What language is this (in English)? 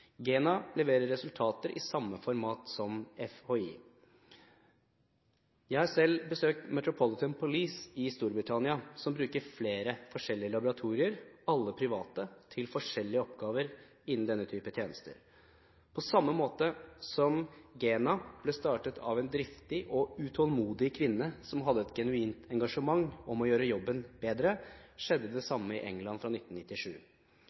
Norwegian Bokmål